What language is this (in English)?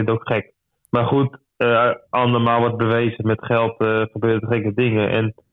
Dutch